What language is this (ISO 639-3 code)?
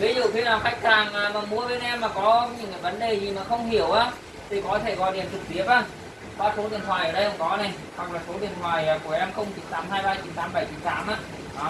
vie